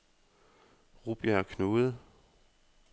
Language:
Danish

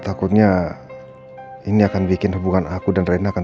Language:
Indonesian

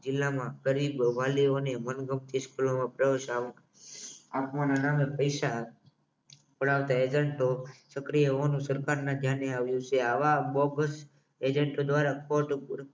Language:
Gujarati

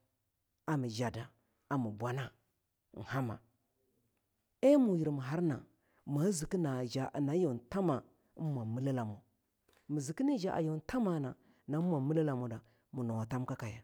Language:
Longuda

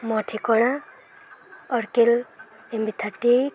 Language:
Odia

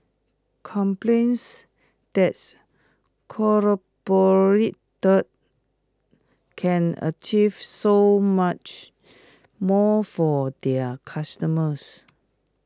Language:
English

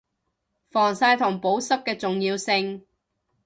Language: Cantonese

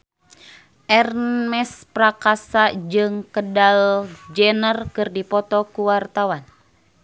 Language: Sundanese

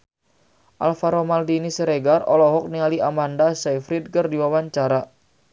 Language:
Sundanese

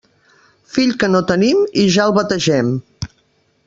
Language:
Catalan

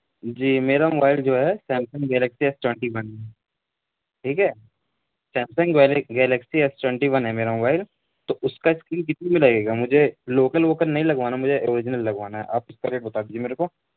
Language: Urdu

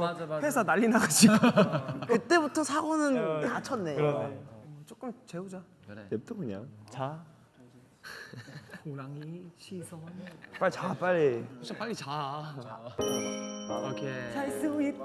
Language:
Korean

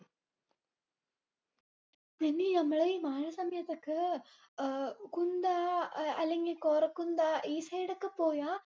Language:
Malayalam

